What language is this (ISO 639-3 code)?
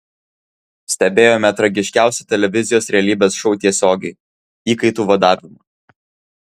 lit